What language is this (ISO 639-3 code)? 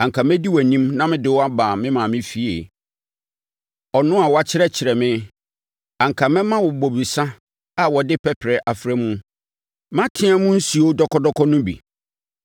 aka